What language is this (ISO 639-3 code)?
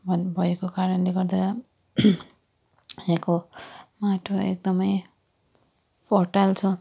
nep